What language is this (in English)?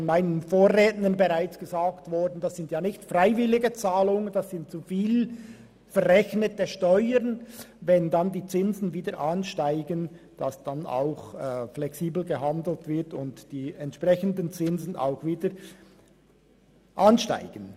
Swiss German